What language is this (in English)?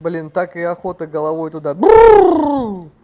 Russian